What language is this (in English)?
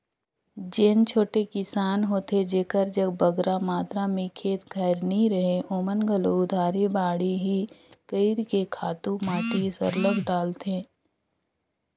Chhattisgarhi